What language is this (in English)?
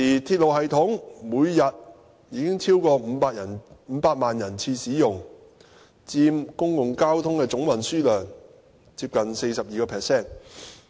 Cantonese